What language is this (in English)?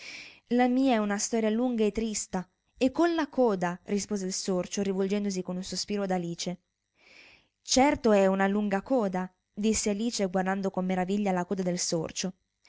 Italian